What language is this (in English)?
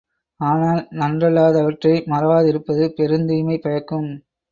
Tamil